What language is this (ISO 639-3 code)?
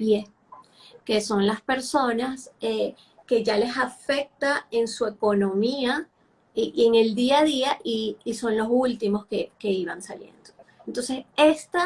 spa